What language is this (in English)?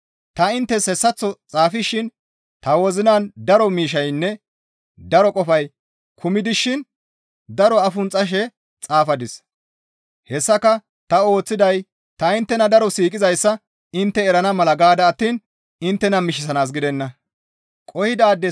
Gamo